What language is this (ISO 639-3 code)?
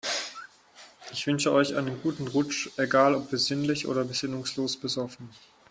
deu